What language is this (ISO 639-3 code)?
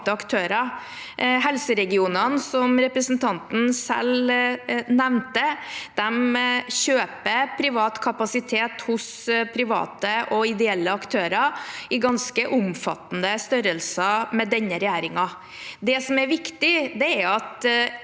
nor